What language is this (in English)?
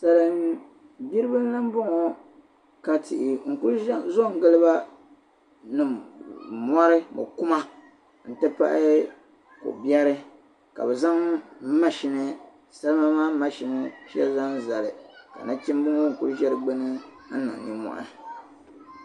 Dagbani